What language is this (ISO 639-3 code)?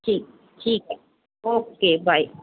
pan